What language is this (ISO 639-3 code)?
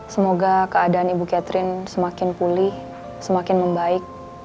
ind